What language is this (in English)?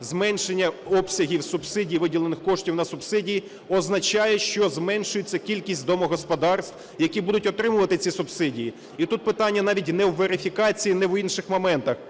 Ukrainian